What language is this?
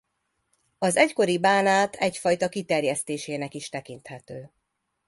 Hungarian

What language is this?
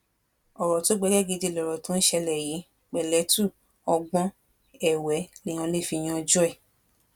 Yoruba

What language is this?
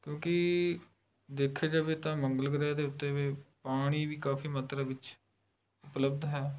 Punjabi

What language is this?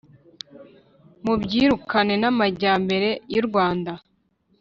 Kinyarwanda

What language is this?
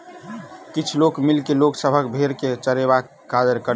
Maithili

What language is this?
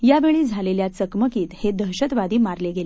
Marathi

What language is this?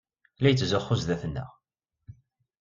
Kabyle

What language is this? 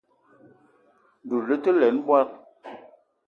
Eton (Cameroon)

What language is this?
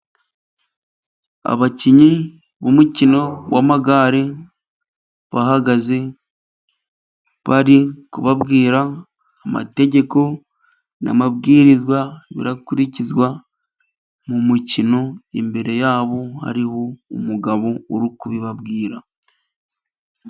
Kinyarwanda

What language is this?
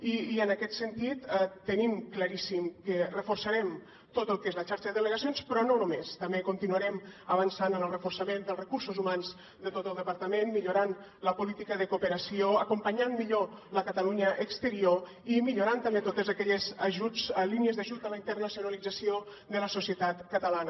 Catalan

